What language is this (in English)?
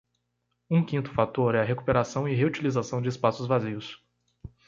Portuguese